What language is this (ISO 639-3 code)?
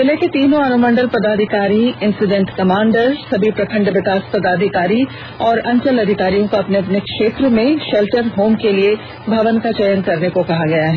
hin